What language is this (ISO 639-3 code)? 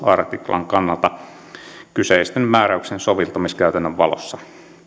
fin